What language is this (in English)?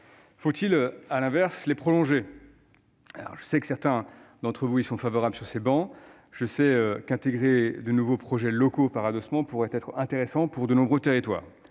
French